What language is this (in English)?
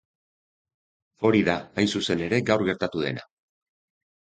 Basque